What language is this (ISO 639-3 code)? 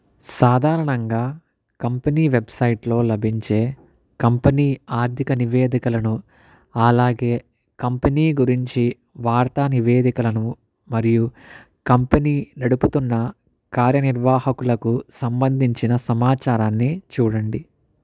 tel